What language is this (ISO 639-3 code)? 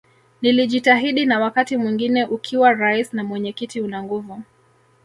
swa